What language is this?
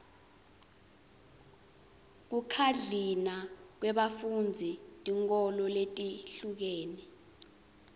Swati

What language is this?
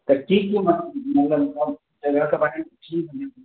Maithili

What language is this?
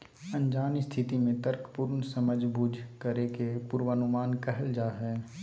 Magahi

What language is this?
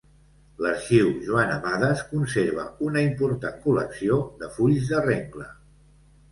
Catalan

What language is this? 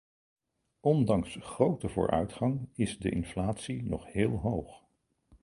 Dutch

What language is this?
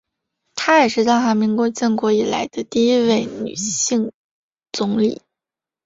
Chinese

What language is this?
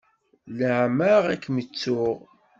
Kabyle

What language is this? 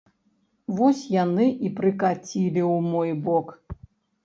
Belarusian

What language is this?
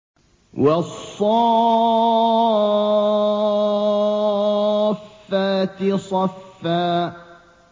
Arabic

